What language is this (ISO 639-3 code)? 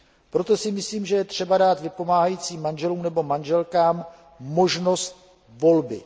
ces